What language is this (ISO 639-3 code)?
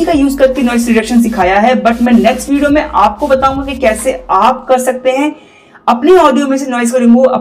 hin